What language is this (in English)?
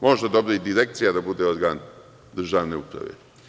Serbian